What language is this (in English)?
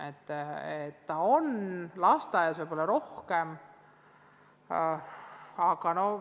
Estonian